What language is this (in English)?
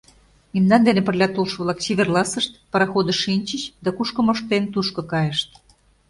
Mari